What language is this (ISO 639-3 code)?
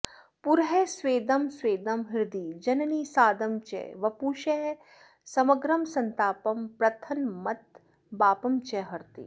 san